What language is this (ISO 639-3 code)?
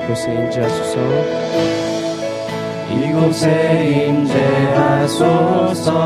kor